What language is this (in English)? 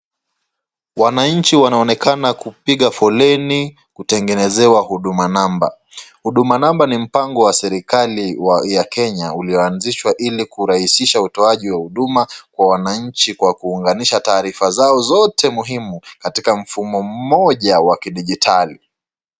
Swahili